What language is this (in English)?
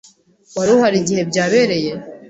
Kinyarwanda